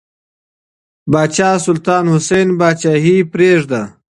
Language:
Pashto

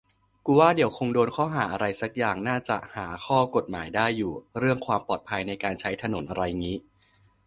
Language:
Thai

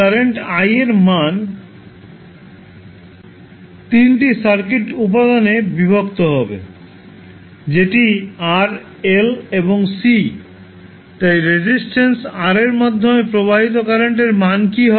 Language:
Bangla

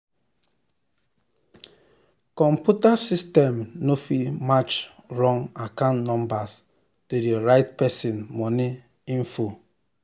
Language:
Nigerian Pidgin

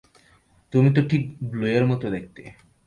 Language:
Bangla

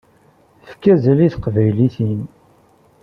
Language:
Kabyle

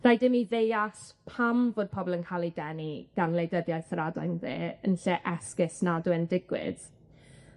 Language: Welsh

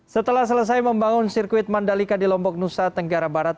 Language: Indonesian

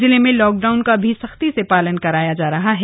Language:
Hindi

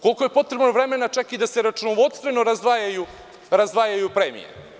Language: Serbian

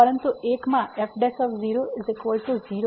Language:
Gujarati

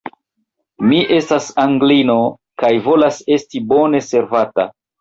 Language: Esperanto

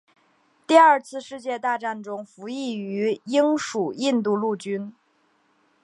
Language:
Chinese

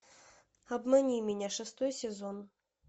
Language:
Russian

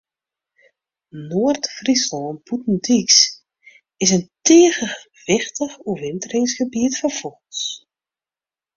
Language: Western Frisian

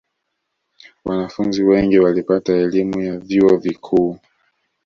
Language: Swahili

